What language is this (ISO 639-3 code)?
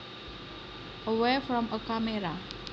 jav